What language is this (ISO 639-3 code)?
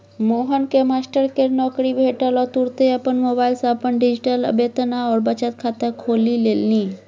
mai